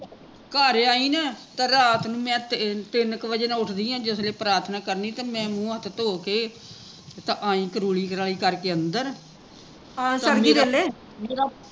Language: Punjabi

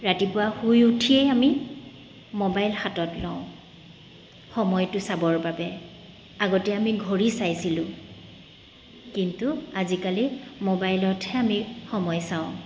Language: Assamese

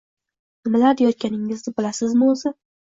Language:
Uzbek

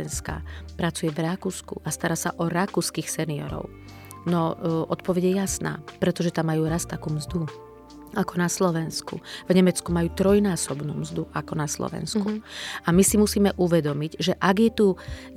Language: Slovak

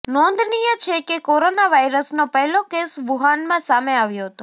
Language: Gujarati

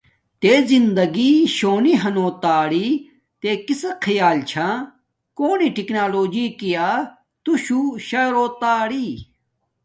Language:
Domaaki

